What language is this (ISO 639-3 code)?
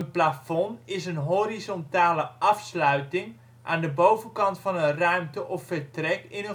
nld